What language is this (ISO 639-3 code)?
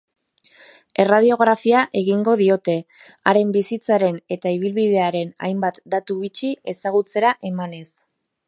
eus